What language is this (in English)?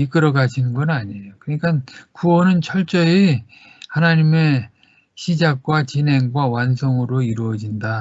Korean